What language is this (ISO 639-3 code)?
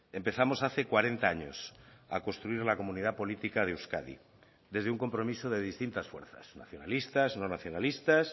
spa